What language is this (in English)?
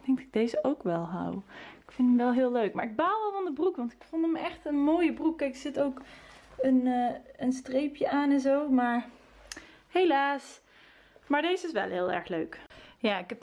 Dutch